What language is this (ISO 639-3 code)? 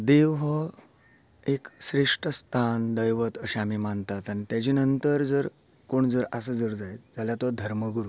kok